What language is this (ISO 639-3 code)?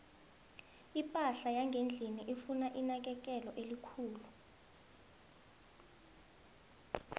nbl